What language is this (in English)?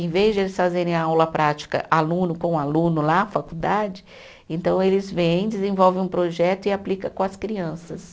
Portuguese